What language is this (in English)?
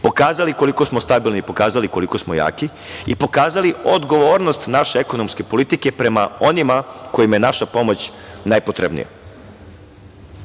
Serbian